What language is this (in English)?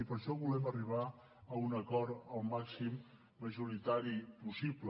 Catalan